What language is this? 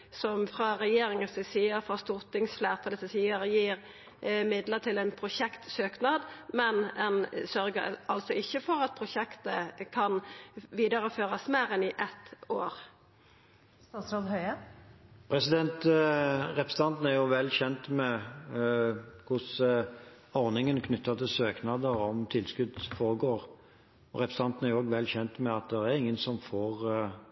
Norwegian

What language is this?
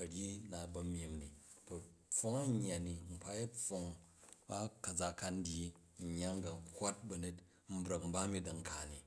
Jju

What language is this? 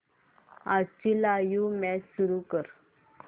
Marathi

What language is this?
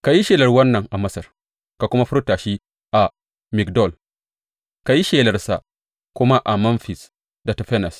Hausa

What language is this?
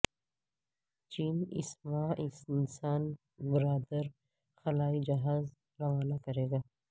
Urdu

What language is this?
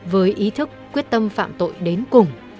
Vietnamese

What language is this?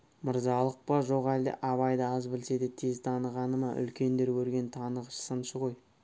Kazakh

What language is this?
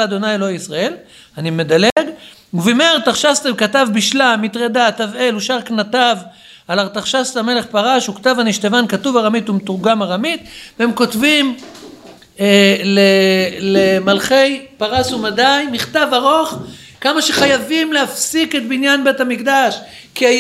Hebrew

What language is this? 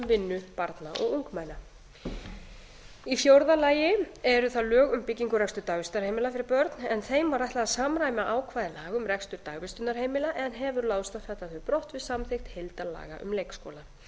Icelandic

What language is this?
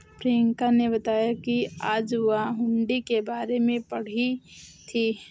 Hindi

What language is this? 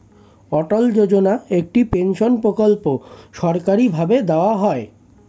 Bangla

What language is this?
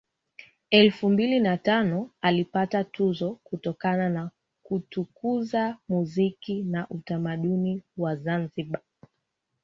Swahili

